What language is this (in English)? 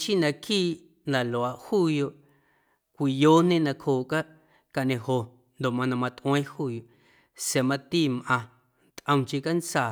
Guerrero Amuzgo